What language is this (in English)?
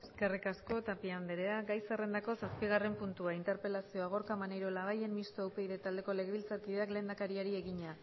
Basque